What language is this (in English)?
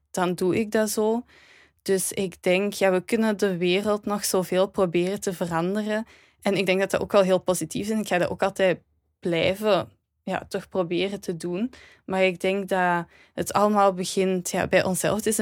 Dutch